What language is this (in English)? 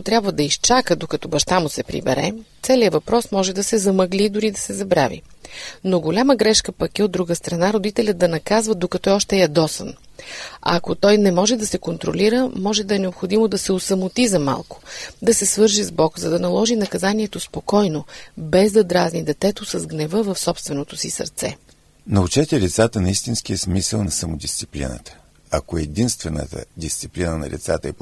Bulgarian